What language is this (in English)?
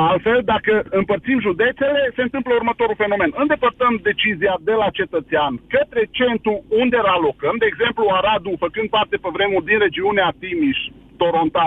Romanian